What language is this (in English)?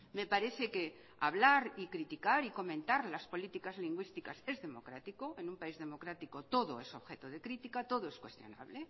Spanish